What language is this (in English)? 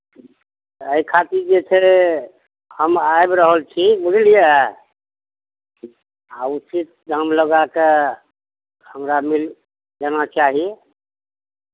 Maithili